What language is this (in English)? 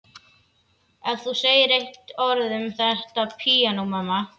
Icelandic